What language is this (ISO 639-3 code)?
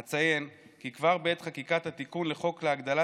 heb